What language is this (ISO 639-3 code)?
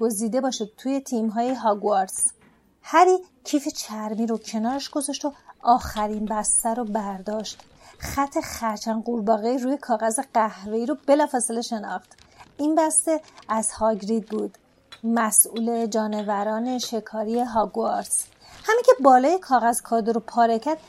fas